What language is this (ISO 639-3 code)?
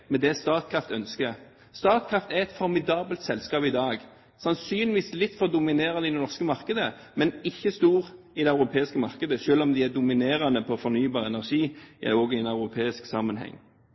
nob